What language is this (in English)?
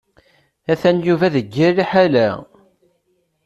Kabyle